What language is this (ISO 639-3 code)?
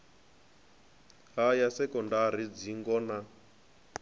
ven